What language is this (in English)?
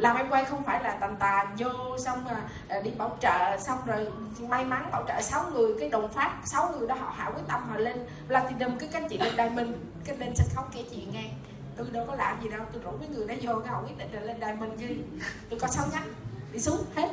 Vietnamese